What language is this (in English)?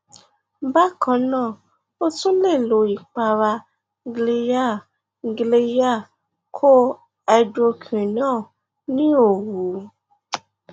Yoruba